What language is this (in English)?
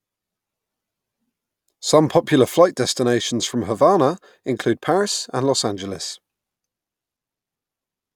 English